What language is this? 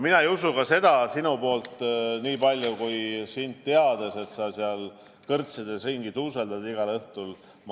Estonian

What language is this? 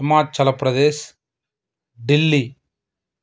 Telugu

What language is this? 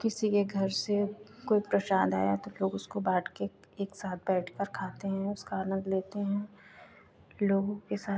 Hindi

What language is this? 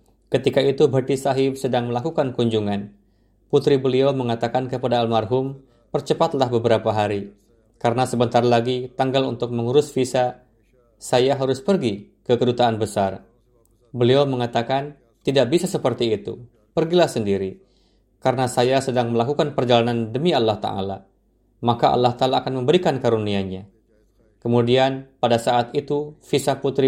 Indonesian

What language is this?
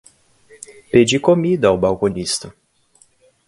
Portuguese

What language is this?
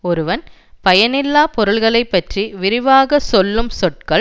Tamil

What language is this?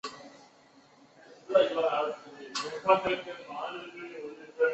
Chinese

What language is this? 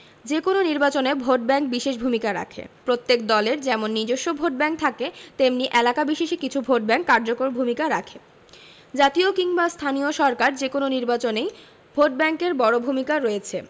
Bangla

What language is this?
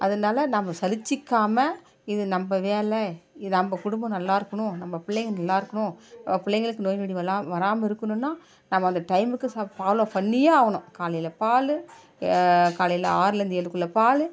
Tamil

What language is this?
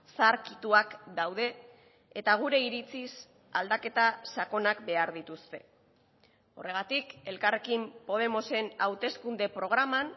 Basque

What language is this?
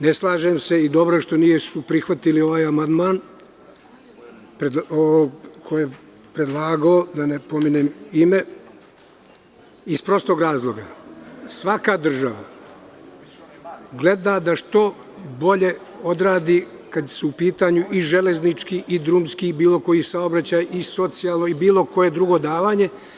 Serbian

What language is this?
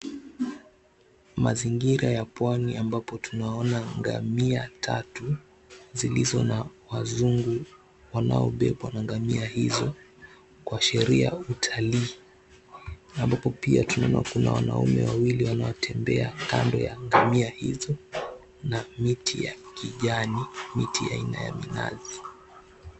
Swahili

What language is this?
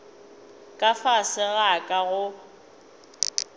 Northern Sotho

